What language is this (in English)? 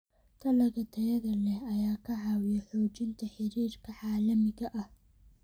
Somali